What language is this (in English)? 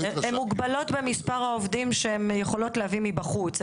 Hebrew